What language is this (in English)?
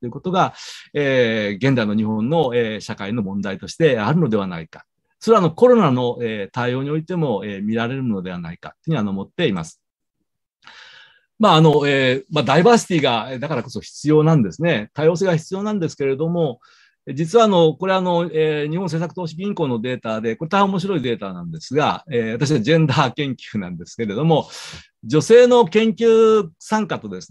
Japanese